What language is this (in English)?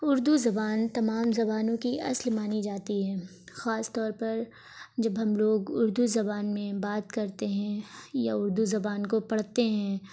Urdu